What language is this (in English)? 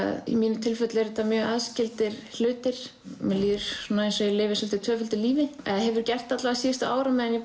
Icelandic